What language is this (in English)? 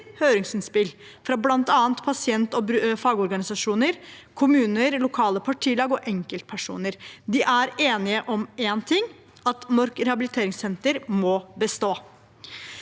Norwegian